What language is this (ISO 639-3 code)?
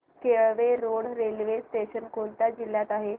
mar